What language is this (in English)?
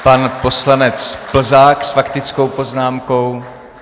Czech